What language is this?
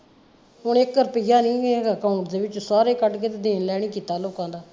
Punjabi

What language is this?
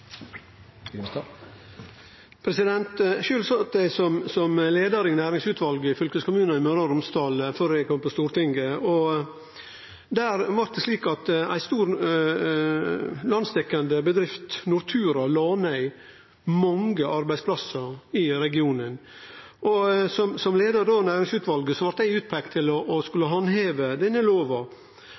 Norwegian Nynorsk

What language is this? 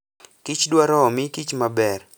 Luo (Kenya and Tanzania)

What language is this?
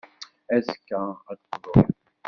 Kabyle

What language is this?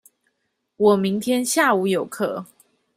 Chinese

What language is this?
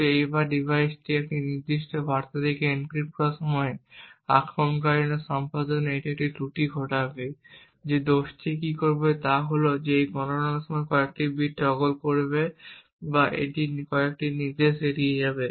Bangla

